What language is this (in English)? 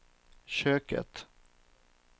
Swedish